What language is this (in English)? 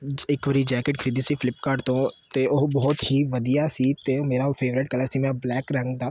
Punjabi